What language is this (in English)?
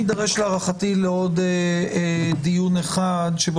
Hebrew